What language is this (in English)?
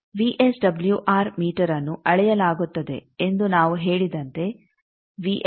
Kannada